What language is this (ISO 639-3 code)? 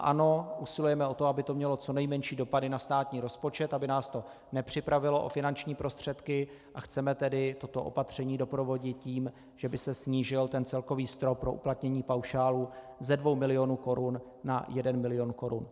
ces